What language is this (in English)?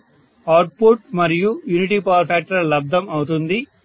Telugu